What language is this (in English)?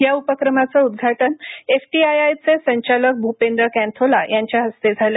Marathi